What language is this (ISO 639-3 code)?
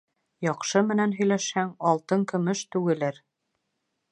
bak